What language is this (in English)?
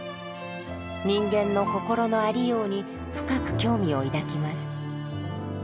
Japanese